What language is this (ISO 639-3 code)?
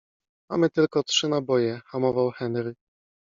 pol